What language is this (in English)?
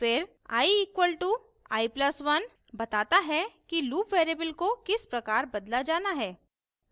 Hindi